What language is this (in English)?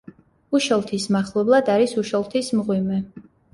Georgian